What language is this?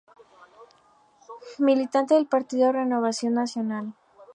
Spanish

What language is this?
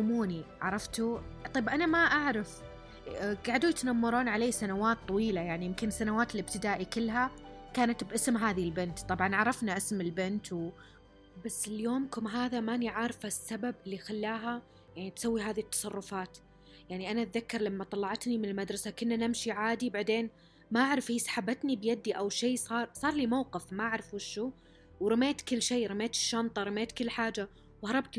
Arabic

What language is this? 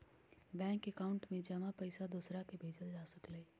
Magahi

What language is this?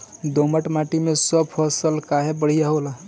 Bhojpuri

